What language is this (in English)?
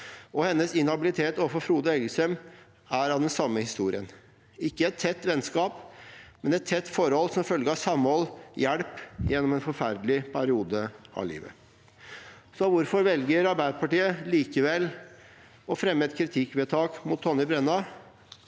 Norwegian